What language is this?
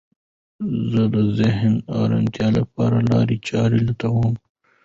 Pashto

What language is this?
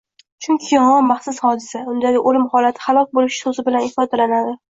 Uzbek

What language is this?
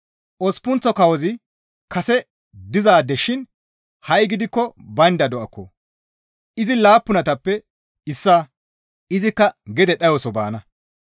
Gamo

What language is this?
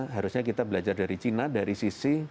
Indonesian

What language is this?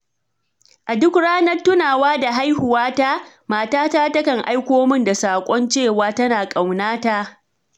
Hausa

